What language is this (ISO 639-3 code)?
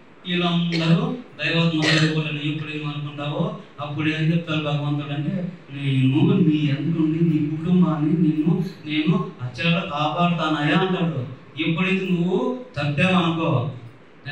tel